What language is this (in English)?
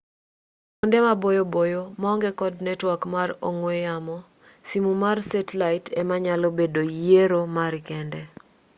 Luo (Kenya and Tanzania)